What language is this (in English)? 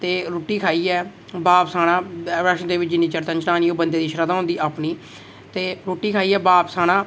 Dogri